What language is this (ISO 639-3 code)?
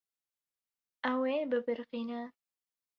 kur